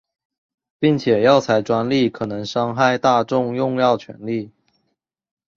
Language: Chinese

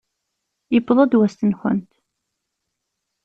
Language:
Kabyle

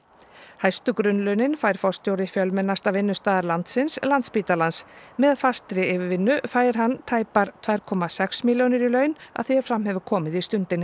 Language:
Icelandic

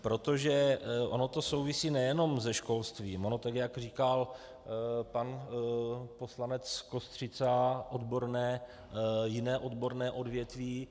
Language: Czech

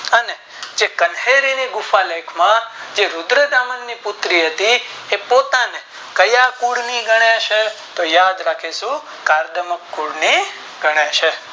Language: Gujarati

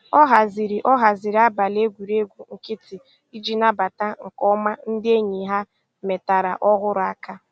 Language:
Igbo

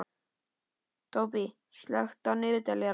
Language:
Icelandic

